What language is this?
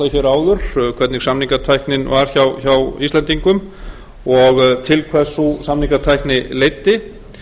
Icelandic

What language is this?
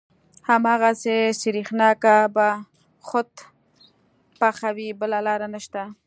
Pashto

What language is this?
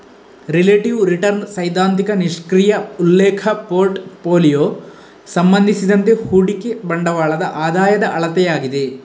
Kannada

